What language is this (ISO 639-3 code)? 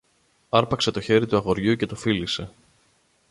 ell